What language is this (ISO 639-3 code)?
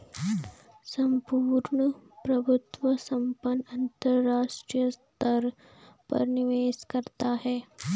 hin